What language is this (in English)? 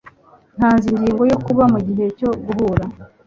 Kinyarwanda